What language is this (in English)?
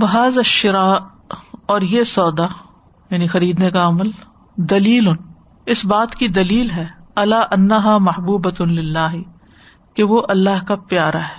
Urdu